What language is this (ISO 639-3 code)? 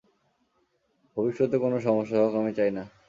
ben